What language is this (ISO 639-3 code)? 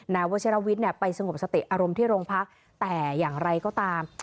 tha